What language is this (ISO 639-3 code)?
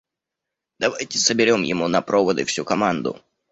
rus